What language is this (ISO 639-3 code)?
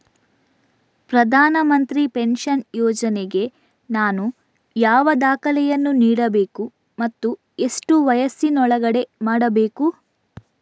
kan